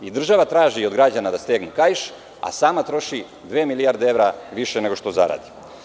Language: Serbian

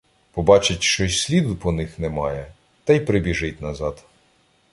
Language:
Ukrainian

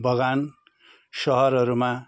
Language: Nepali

